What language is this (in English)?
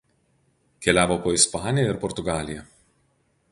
Lithuanian